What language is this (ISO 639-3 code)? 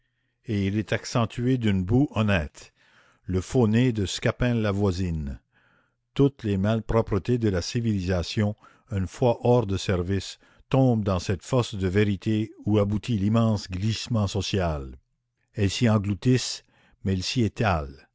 fra